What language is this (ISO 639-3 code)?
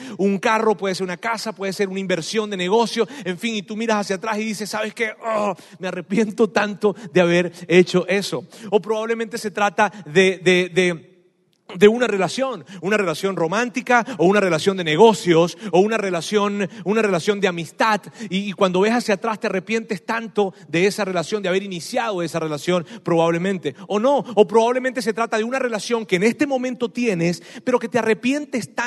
spa